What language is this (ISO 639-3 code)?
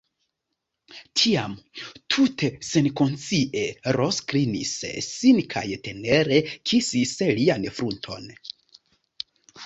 epo